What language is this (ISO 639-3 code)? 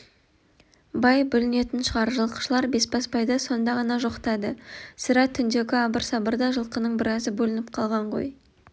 kaz